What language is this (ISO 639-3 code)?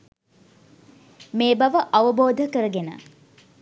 sin